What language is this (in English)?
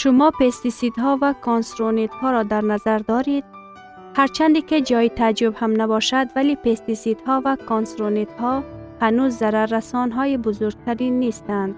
Persian